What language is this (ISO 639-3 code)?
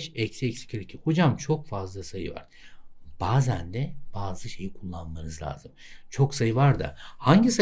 tur